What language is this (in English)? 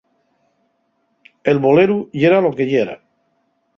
Asturian